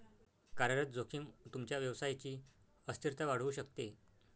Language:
Marathi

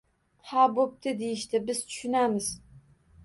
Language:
Uzbek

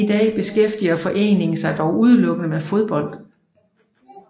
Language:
Danish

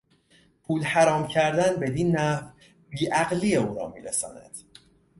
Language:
Persian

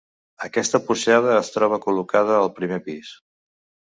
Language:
Catalan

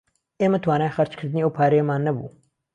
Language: Central Kurdish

